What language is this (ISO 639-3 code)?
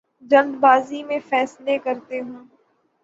urd